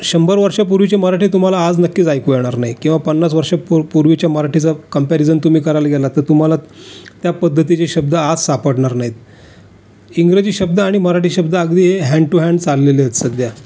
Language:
Marathi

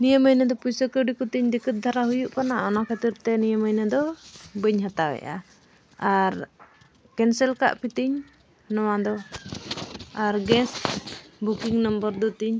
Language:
Santali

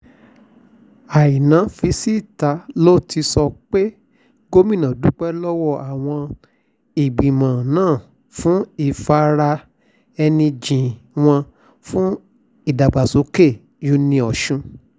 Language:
Yoruba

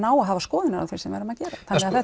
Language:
Icelandic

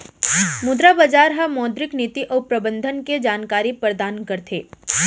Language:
Chhattisgarhi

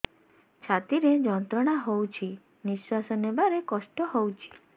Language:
Odia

